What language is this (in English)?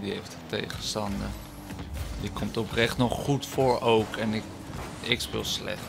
Dutch